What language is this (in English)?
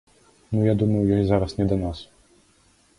Belarusian